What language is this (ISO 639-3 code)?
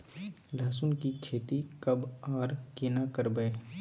mai